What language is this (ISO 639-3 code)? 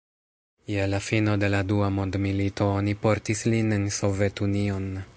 epo